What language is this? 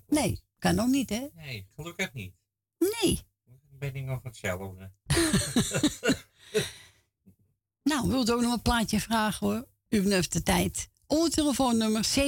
Dutch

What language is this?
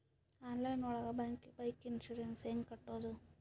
Kannada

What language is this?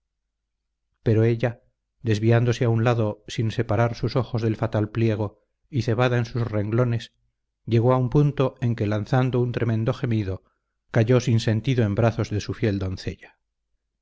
Spanish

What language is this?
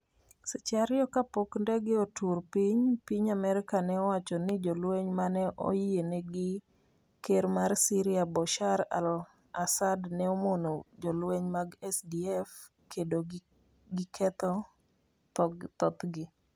Luo (Kenya and Tanzania)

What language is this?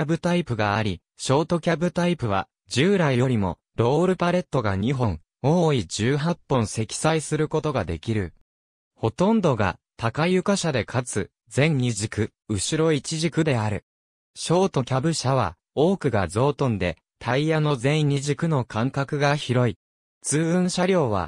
Japanese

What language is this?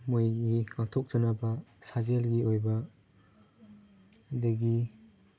Manipuri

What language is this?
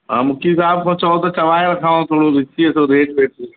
Sindhi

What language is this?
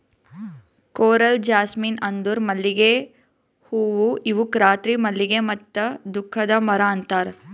Kannada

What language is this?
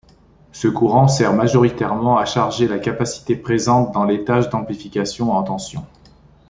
French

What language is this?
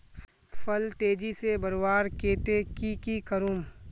Magahi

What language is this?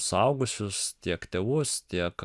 Lithuanian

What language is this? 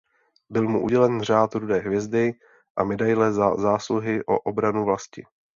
Czech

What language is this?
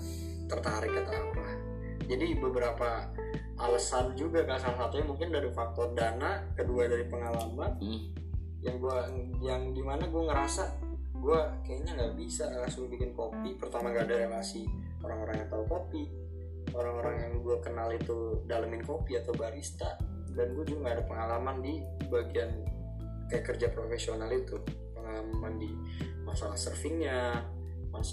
Indonesian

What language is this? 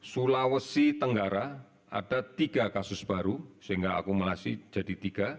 Indonesian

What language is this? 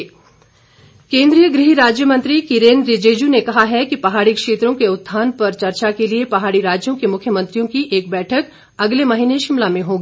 Hindi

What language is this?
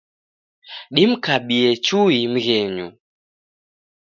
Taita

